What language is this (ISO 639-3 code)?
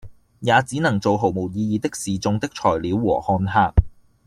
yue